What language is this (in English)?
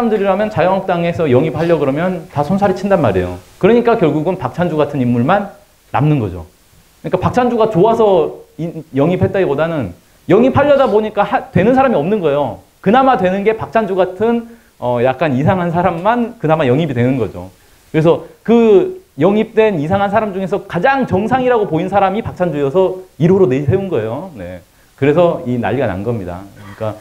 Korean